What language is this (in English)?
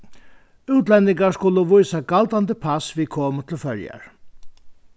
Faroese